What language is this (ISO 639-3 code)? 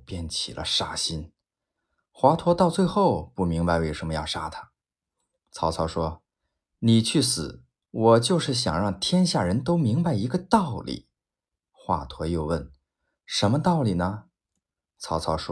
zho